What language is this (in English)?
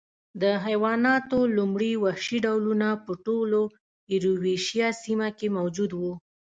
Pashto